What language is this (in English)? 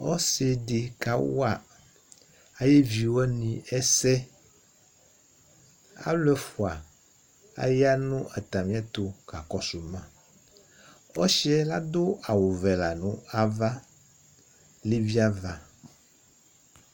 Ikposo